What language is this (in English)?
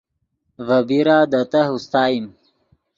Yidgha